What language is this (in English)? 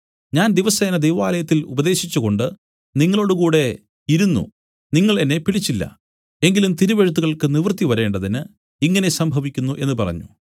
Malayalam